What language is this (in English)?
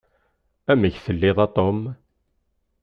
Kabyle